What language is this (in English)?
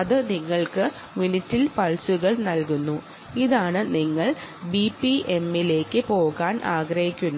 Malayalam